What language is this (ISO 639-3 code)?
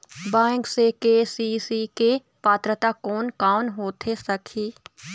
hne